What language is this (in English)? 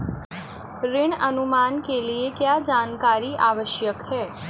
Hindi